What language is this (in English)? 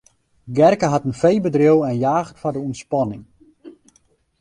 Western Frisian